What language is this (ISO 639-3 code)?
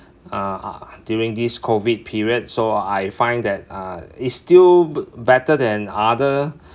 eng